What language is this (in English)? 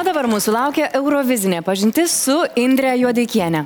Lithuanian